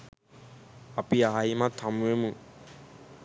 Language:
Sinhala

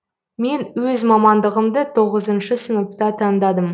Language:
Kazakh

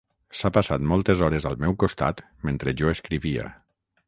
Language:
Catalan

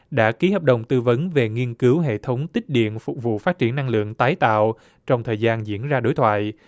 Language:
Vietnamese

